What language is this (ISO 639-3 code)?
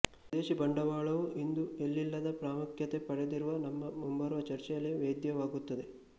kan